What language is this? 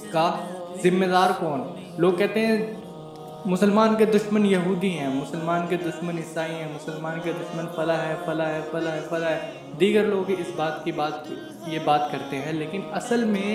Urdu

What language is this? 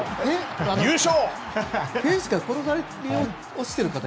Japanese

